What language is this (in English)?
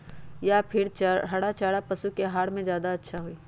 Magahi